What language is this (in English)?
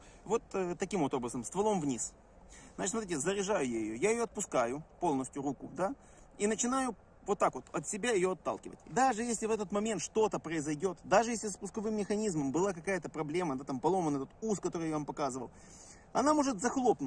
Russian